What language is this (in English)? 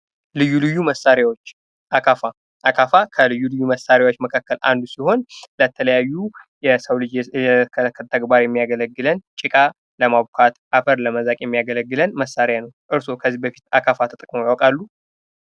Amharic